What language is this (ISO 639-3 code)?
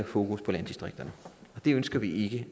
dan